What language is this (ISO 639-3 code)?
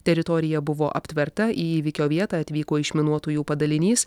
lit